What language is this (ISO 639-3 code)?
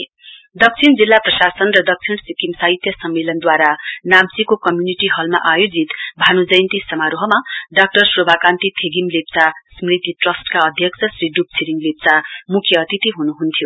nep